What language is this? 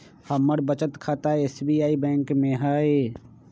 Magahi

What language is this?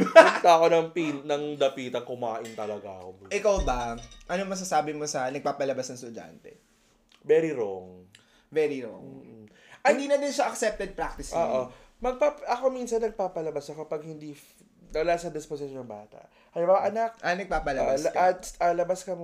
Filipino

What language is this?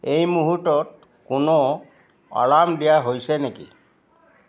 Assamese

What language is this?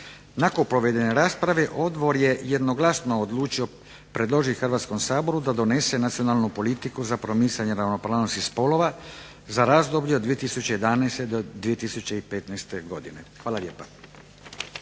Croatian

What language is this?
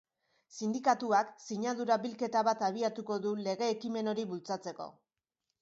Basque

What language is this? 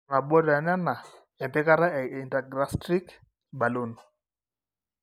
Masai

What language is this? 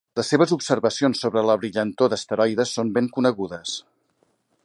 Catalan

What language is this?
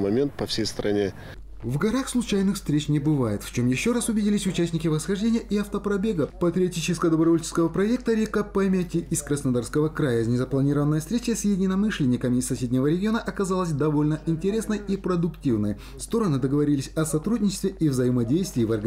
Russian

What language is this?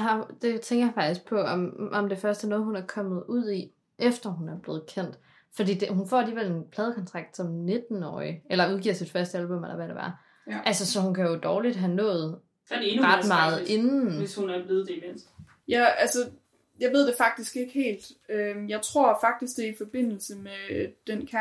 Danish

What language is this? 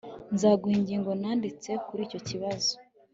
Kinyarwanda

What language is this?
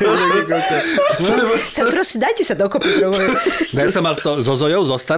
Slovak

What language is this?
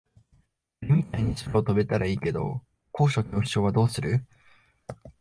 Japanese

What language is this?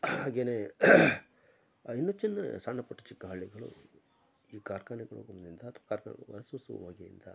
Kannada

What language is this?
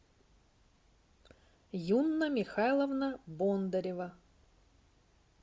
Russian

